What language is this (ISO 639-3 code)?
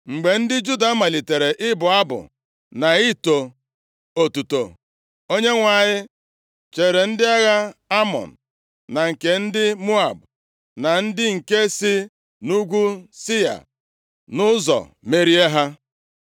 ibo